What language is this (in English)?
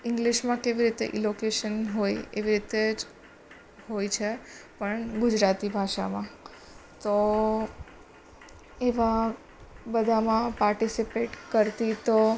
Gujarati